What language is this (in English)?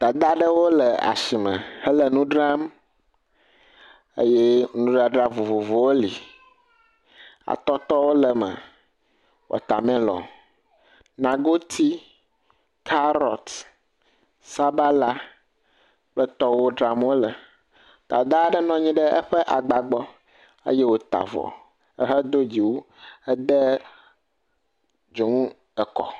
Ewe